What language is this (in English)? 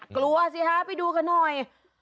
Thai